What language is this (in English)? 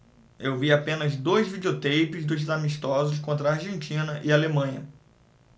Portuguese